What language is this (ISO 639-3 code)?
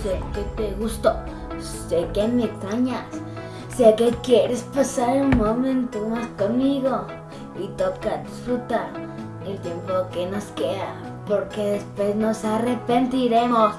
spa